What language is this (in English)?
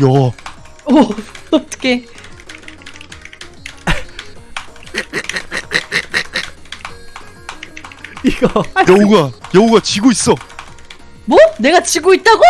Korean